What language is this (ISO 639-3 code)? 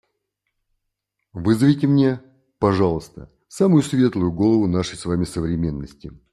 rus